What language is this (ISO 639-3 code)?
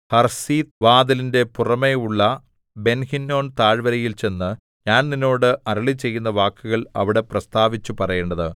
mal